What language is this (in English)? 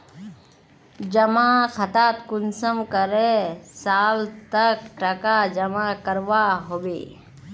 Magahi